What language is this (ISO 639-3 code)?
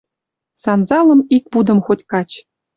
mrj